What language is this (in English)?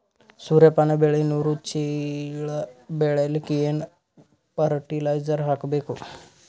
Kannada